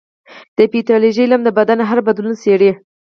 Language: Pashto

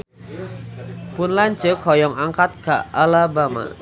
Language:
Sundanese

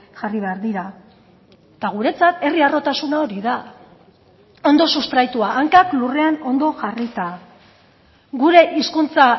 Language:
Basque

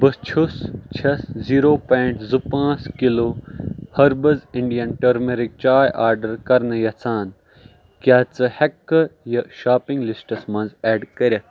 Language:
Kashmiri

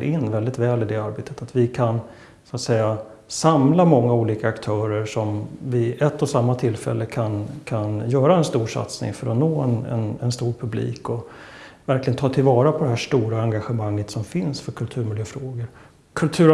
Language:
Swedish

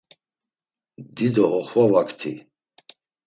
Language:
Laz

